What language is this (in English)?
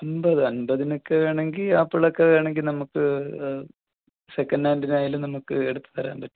Malayalam